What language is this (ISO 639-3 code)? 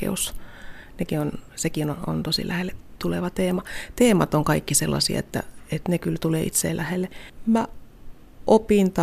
fin